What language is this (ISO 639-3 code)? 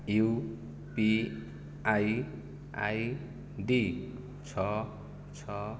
ori